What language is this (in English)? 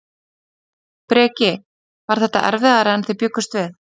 Icelandic